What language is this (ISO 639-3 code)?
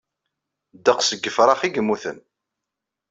kab